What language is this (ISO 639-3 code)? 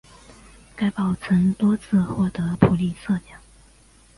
zho